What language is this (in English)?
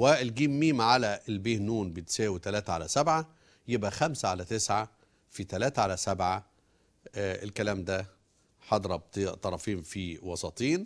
Arabic